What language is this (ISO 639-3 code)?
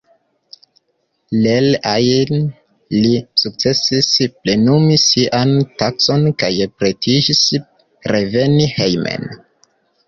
epo